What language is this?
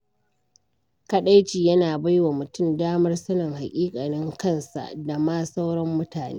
Hausa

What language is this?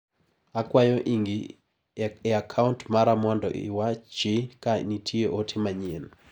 Luo (Kenya and Tanzania)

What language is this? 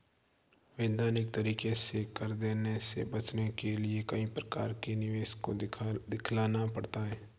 Hindi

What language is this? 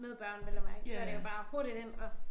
Danish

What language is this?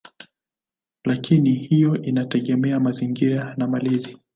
Swahili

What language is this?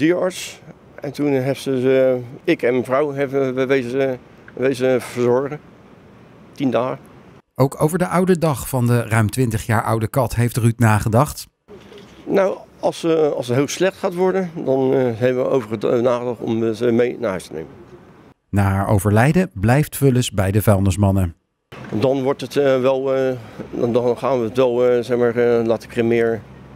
Dutch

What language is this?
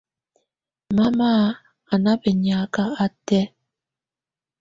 Tunen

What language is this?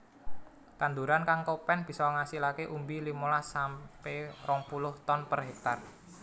Javanese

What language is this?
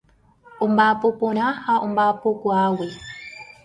Guarani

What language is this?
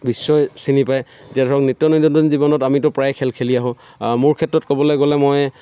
Assamese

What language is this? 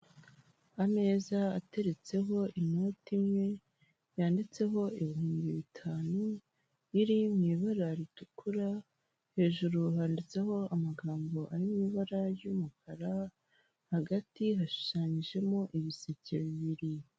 Kinyarwanda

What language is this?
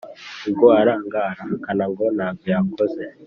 Kinyarwanda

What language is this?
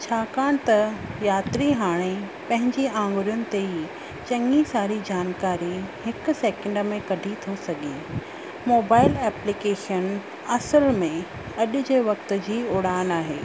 Sindhi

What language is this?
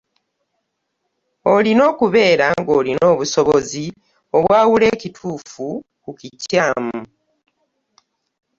Ganda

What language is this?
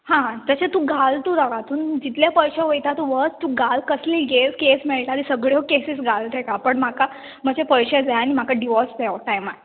Konkani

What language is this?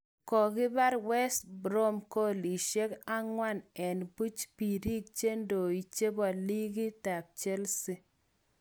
Kalenjin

